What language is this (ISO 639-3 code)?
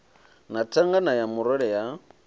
ven